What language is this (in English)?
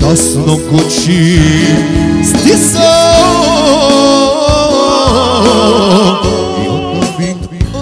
Romanian